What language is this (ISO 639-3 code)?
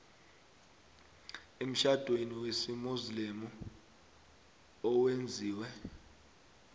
nbl